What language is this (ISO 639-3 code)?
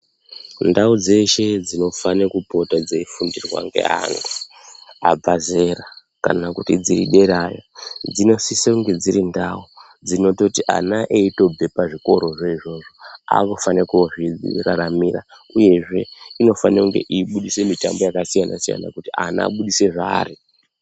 ndc